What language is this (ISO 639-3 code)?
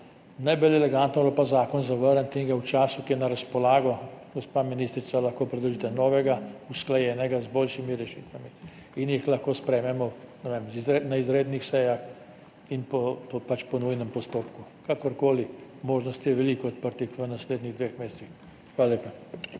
slv